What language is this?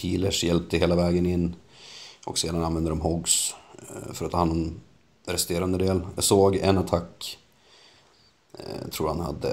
Swedish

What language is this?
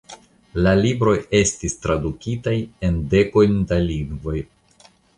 Esperanto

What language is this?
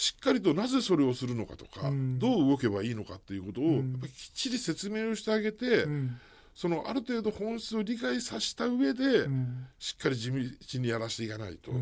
Japanese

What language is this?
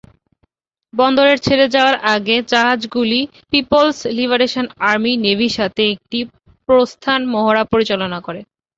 Bangla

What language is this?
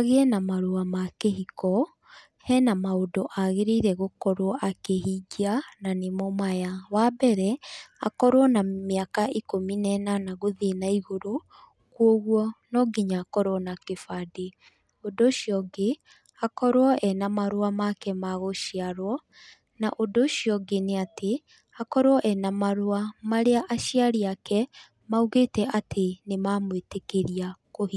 Kikuyu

